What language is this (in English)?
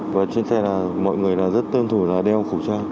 Vietnamese